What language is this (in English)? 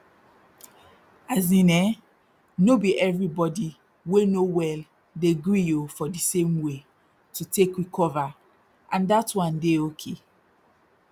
Nigerian Pidgin